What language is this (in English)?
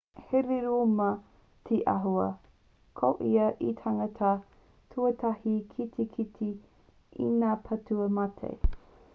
Māori